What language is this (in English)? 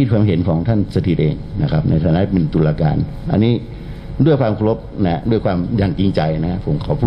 Thai